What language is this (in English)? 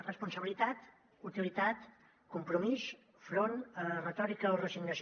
Catalan